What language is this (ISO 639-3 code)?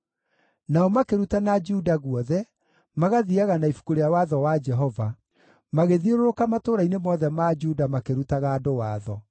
kik